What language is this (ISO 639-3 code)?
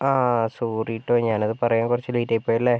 mal